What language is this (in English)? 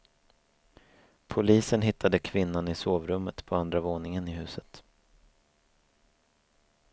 Swedish